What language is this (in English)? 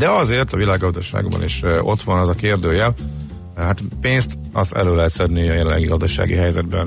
Hungarian